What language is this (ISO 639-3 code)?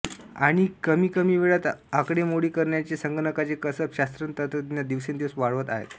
mar